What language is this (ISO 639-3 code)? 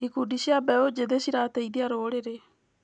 kik